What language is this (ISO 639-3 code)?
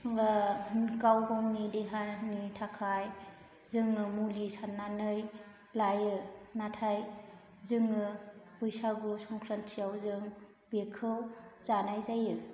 brx